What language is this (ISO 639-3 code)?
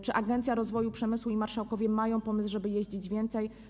pol